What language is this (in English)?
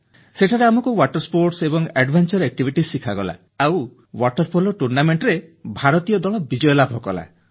Odia